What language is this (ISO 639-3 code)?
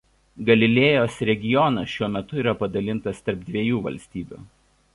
lit